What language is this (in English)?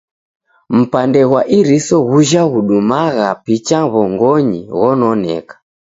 Taita